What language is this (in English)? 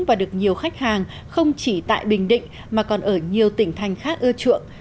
Vietnamese